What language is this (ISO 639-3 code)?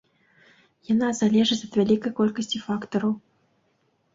bel